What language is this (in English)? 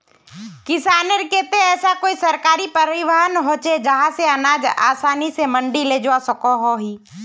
Magahi